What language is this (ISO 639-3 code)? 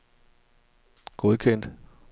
dan